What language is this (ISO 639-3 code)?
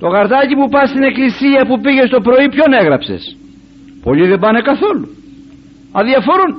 ell